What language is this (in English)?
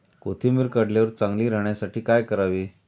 Marathi